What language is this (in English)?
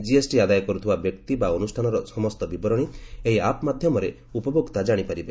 Odia